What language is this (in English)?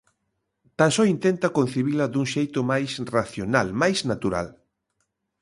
Galician